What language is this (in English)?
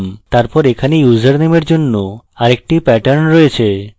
Bangla